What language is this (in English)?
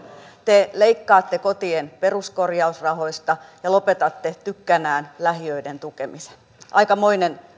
Finnish